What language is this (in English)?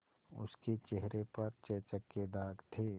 Hindi